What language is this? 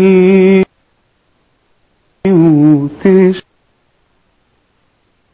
Arabic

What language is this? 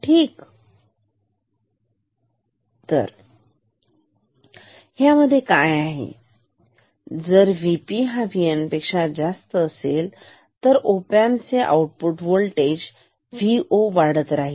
Marathi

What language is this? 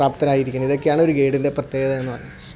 Malayalam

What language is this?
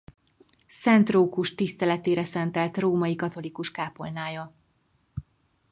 Hungarian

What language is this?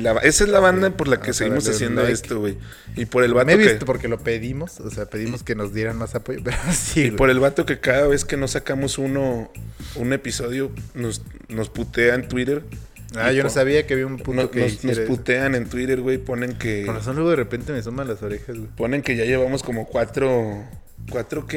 Spanish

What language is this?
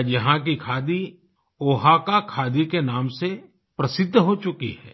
Hindi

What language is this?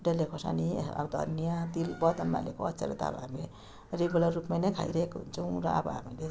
Nepali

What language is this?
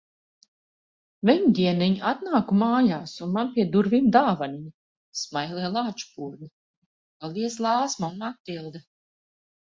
Latvian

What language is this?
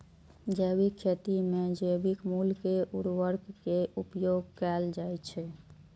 Maithili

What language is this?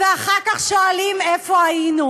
Hebrew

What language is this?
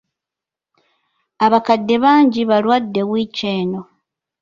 Ganda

